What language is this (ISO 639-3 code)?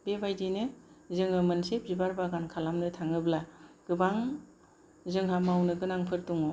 brx